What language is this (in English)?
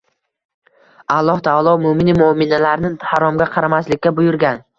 Uzbek